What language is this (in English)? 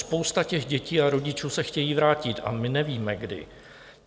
Czech